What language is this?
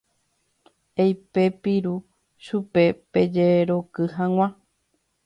Guarani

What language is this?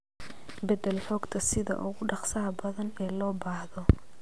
Somali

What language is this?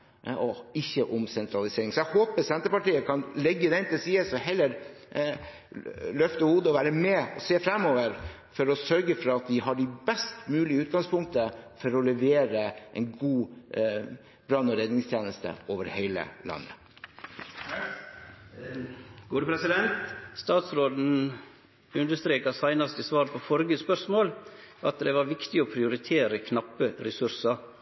Norwegian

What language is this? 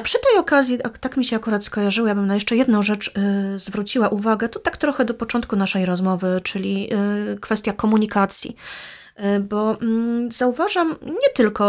Polish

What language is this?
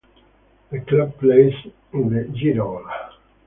English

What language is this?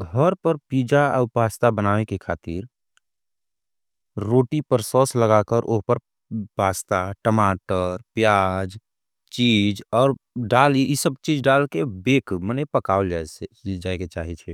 Angika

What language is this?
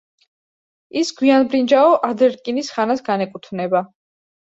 Georgian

